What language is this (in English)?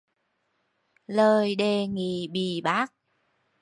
Vietnamese